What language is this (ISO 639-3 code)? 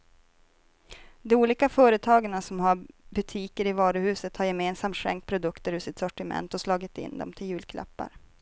swe